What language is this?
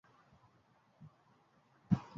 Swahili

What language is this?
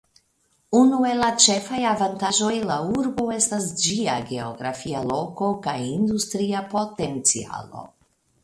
Esperanto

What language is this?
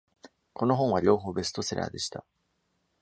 Japanese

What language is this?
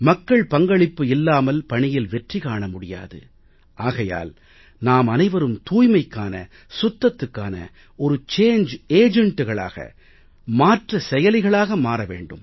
Tamil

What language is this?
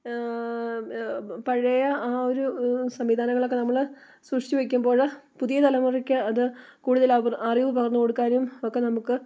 Malayalam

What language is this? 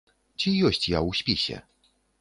Belarusian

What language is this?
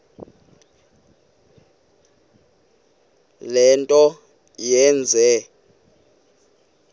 Xhosa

